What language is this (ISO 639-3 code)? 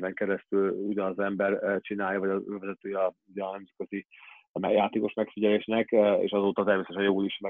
hun